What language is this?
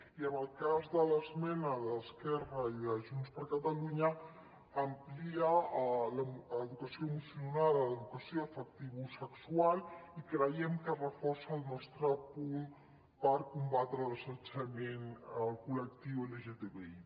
Catalan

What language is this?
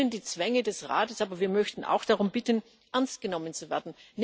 German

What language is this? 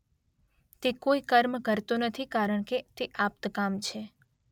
Gujarati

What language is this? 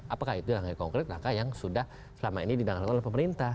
Indonesian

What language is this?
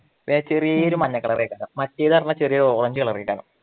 Malayalam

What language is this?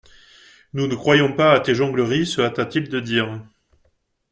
French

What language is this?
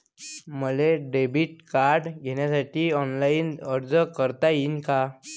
Marathi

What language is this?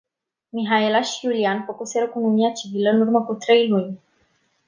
Romanian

